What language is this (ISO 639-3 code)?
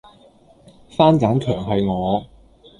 yue